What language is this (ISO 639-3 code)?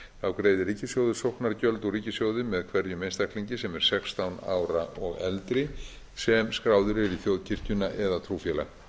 isl